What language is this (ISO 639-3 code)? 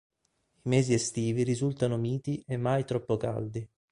ita